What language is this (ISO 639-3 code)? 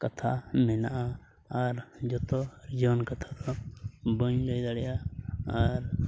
sat